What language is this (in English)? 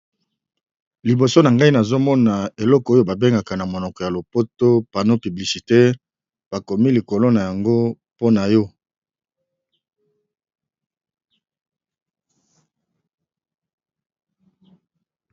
Lingala